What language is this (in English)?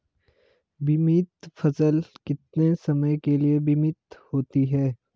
Hindi